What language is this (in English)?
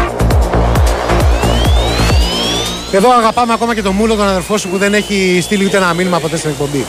Greek